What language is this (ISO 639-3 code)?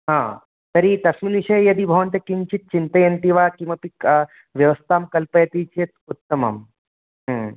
san